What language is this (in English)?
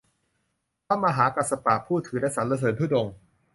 Thai